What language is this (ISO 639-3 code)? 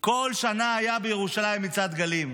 heb